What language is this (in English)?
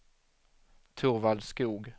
Swedish